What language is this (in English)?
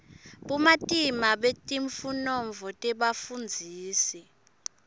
Swati